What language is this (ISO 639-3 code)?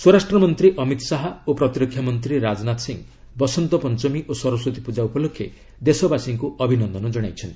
ori